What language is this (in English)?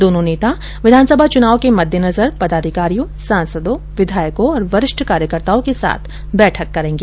Hindi